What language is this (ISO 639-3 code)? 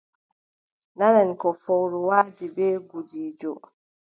fub